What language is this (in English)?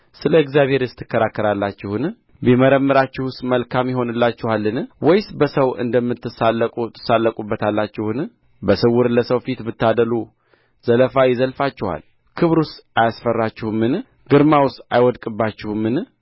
Amharic